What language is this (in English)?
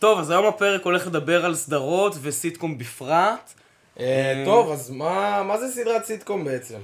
Hebrew